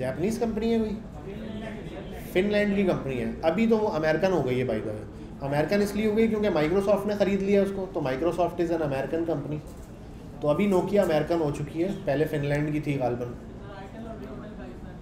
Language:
Hindi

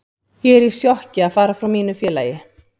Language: Icelandic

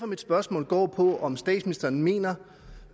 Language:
Danish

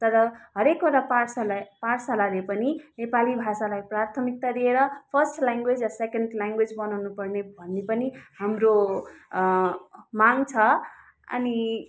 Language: Nepali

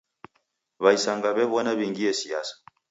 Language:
Taita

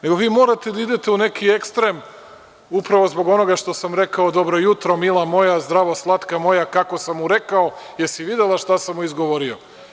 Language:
Serbian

